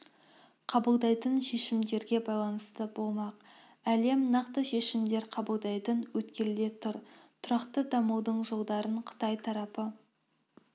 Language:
Kazakh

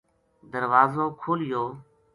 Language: Gujari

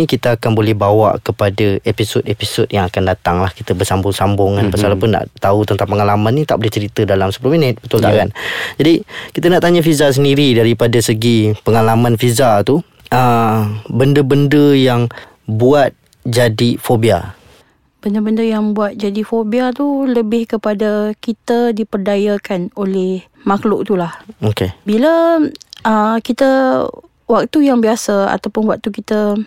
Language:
Malay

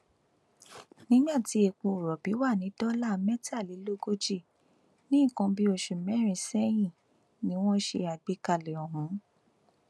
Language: Yoruba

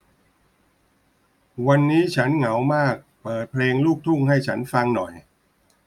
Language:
Thai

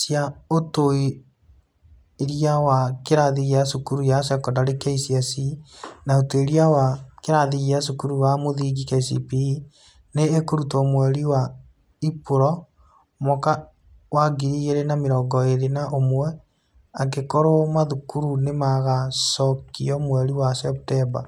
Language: Kikuyu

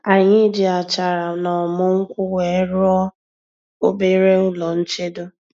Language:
Igbo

